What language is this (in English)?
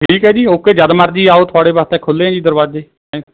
Punjabi